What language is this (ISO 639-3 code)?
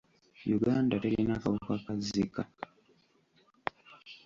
lug